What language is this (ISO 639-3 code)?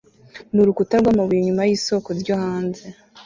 kin